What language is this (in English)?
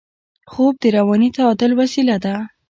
Pashto